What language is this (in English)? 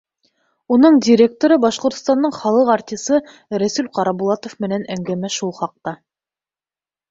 Bashkir